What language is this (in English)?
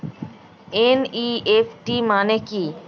Bangla